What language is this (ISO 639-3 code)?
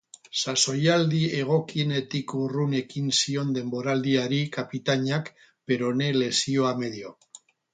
eus